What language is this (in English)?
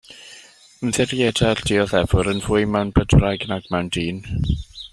Welsh